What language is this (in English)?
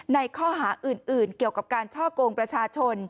Thai